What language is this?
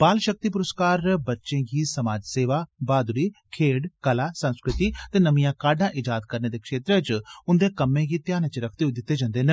Dogri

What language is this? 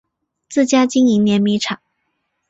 Chinese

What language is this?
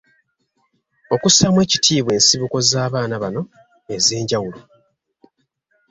Ganda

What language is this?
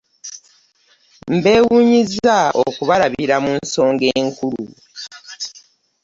Ganda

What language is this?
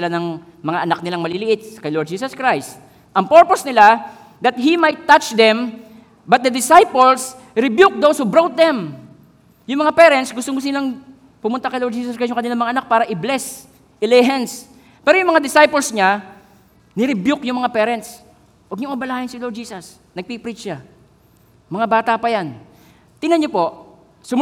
Filipino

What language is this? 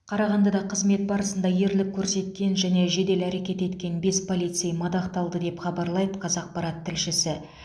Kazakh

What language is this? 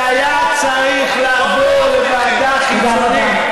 Hebrew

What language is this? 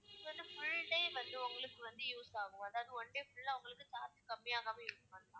Tamil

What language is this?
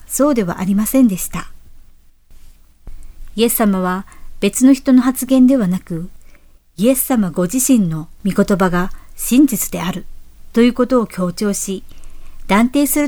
Japanese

